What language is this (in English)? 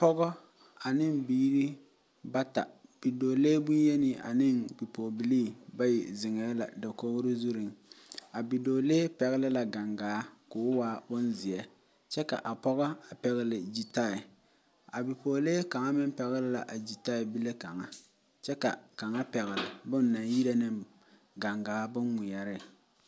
Southern Dagaare